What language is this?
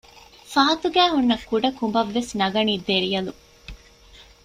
Divehi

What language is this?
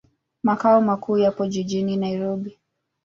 Swahili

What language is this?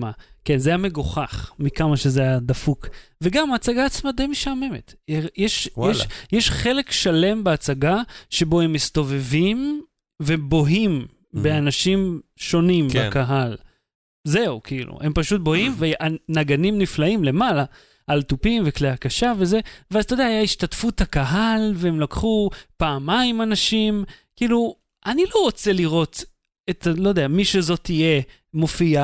Hebrew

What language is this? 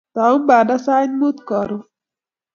Kalenjin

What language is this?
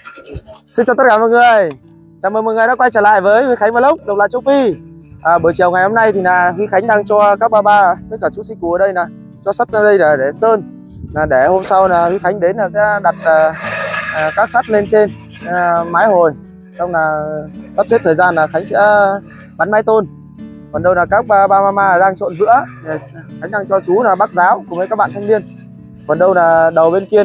Vietnamese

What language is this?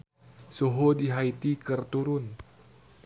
Sundanese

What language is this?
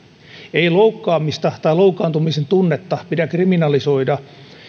Finnish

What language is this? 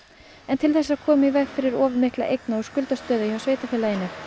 Icelandic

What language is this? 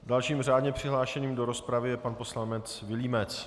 Czech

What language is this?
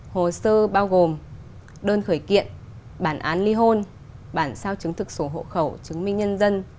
Vietnamese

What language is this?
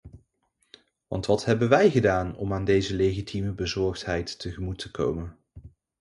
Dutch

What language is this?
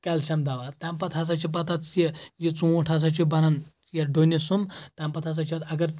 Kashmiri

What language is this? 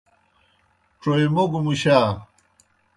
Kohistani Shina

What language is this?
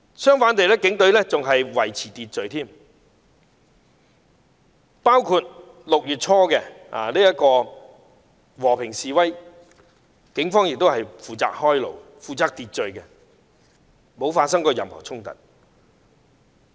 Cantonese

